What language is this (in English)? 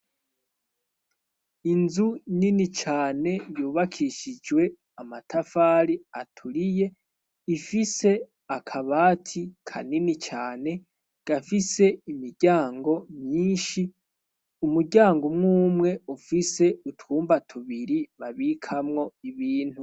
Rundi